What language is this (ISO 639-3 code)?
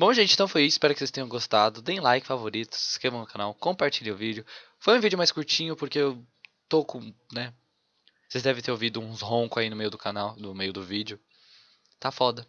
por